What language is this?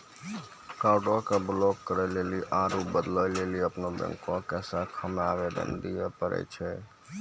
Maithili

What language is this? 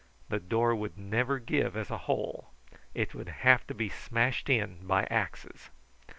English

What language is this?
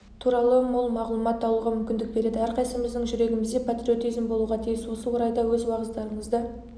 Kazakh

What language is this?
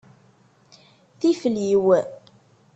Kabyle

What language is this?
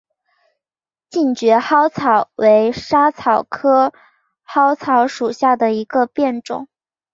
Chinese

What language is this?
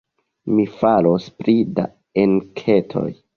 Esperanto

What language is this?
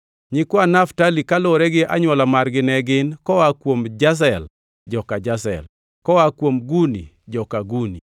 Luo (Kenya and Tanzania)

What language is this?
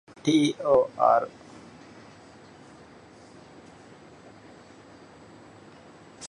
Divehi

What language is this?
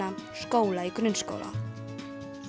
Icelandic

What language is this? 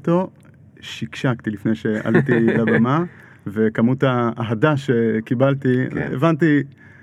Hebrew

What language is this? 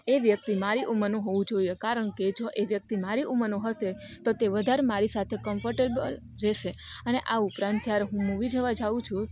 Gujarati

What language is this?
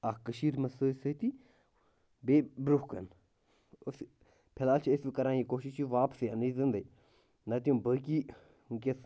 Kashmiri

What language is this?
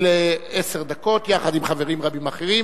Hebrew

